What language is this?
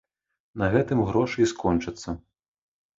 Belarusian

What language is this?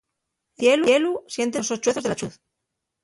Asturian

